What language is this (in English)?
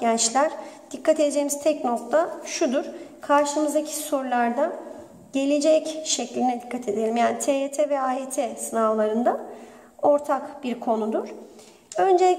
Turkish